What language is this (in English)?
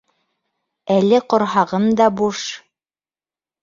Bashkir